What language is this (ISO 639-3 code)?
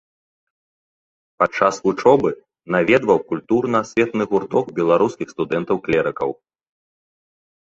bel